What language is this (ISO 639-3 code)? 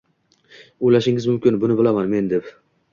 uzb